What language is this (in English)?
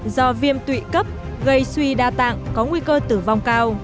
Vietnamese